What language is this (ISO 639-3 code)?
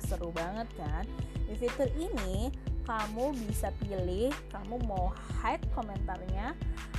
ind